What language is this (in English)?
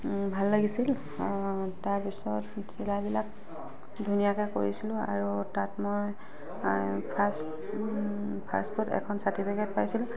Assamese